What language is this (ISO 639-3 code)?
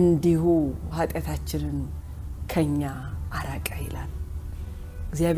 amh